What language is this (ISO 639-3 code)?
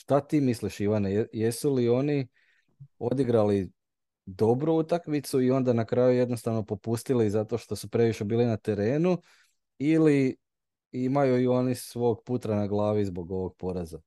hrv